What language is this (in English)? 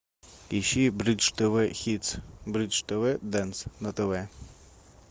Russian